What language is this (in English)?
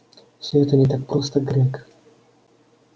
Russian